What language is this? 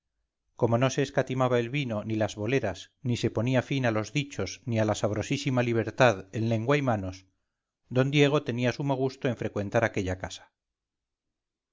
Spanish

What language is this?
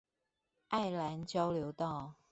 Chinese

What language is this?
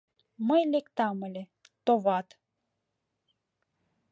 Mari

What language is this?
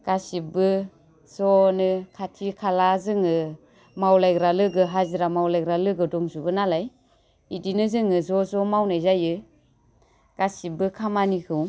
Bodo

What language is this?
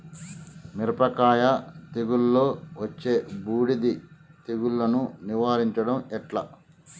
Telugu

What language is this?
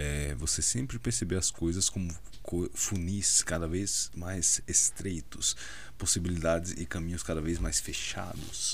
Portuguese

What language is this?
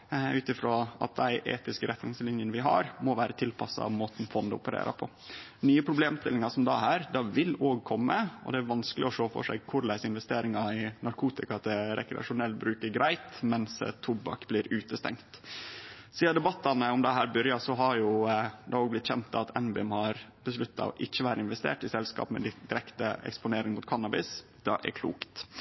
Norwegian Nynorsk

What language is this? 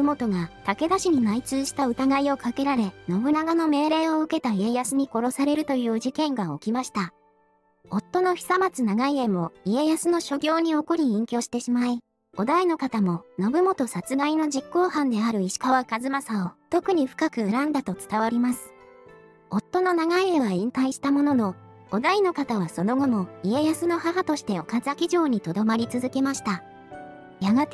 Japanese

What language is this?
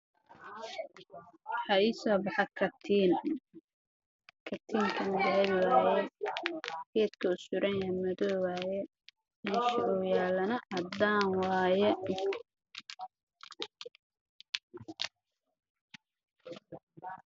Somali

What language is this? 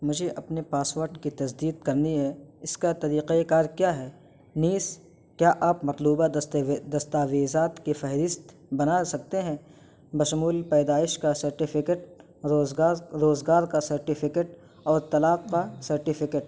Urdu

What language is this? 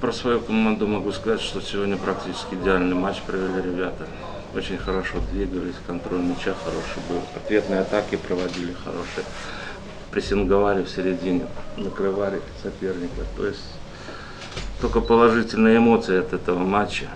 Russian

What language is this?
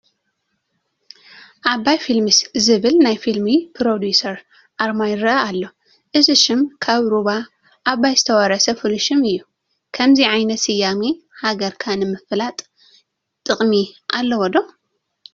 Tigrinya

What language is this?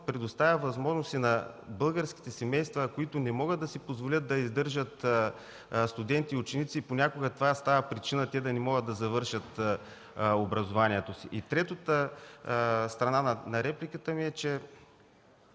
Bulgarian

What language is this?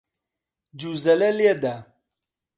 Central Kurdish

